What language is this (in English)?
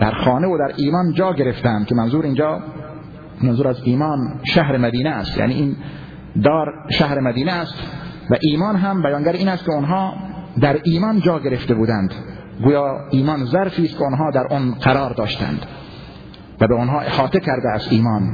Persian